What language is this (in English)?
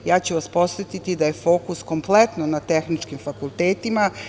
Serbian